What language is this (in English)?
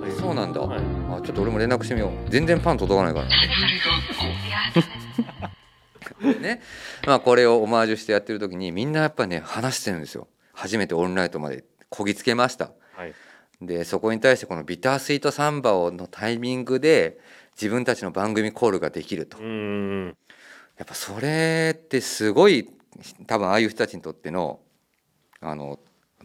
Japanese